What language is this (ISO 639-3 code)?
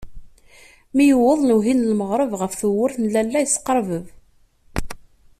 kab